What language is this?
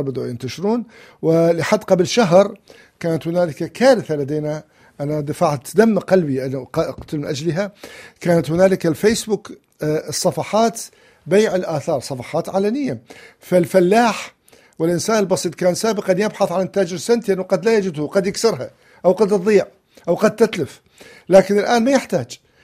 Arabic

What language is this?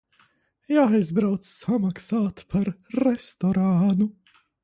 Latvian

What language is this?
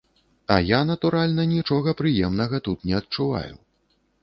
Belarusian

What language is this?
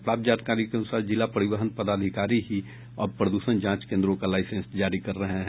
Hindi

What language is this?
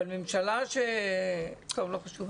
Hebrew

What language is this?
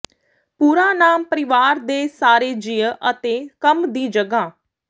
Punjabi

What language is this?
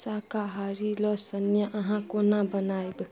Maithili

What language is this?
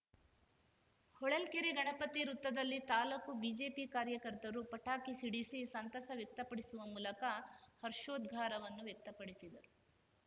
Kannada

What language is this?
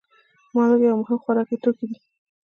Pashto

